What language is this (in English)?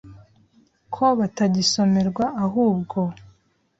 Kinyarwanda